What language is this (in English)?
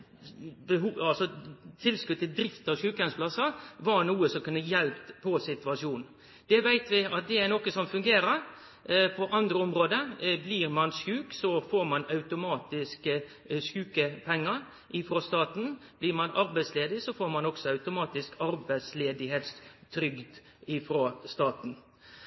Norwegian Nynorsk